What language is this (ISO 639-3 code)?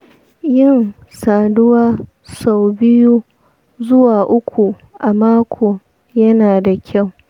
hau